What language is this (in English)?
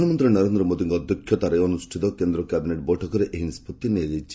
Odia